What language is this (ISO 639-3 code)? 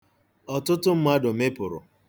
ibo